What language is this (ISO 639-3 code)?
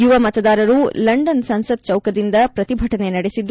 kan